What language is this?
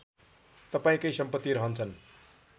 Nepali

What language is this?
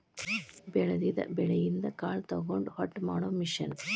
Kannada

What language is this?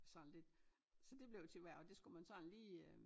Danish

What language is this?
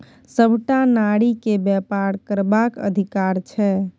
Maithili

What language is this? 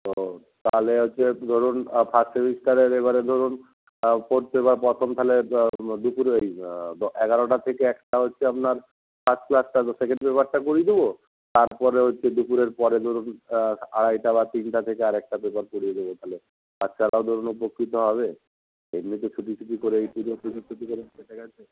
Bangla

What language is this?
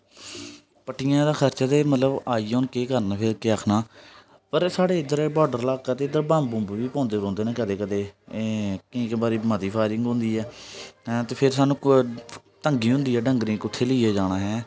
Dogri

